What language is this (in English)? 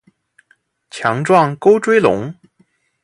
Chinese